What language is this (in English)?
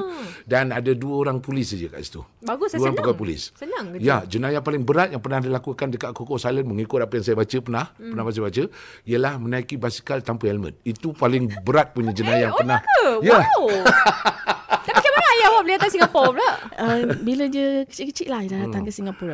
Malay